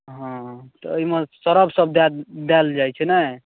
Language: Maithili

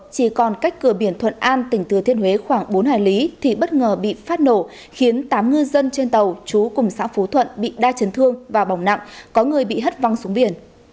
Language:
Vietnamese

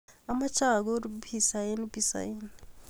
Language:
Kalenjin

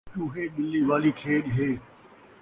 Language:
Saraiki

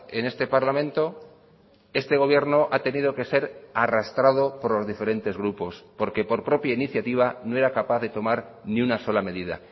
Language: Spanish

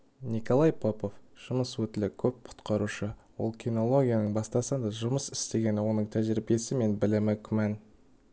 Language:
Kazakh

